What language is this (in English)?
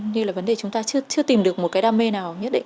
Vietnamese